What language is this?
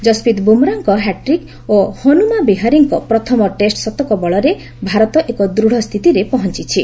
Odia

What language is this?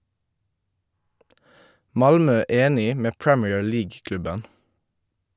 Norwegian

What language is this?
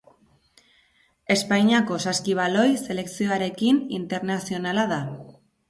Basque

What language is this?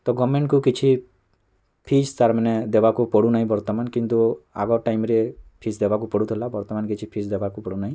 Odia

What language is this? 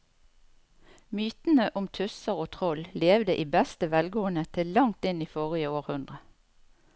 Norwegian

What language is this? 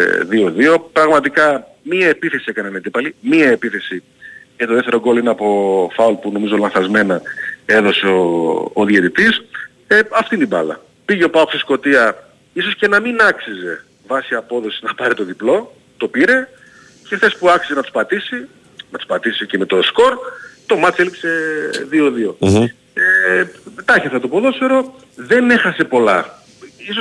Greek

